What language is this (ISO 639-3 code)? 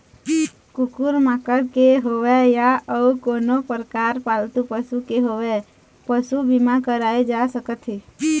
hne